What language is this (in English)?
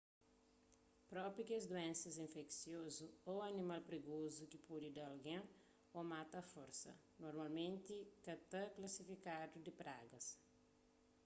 Kabuverdianu